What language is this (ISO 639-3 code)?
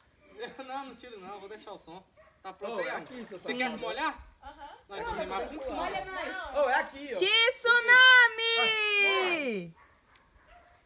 por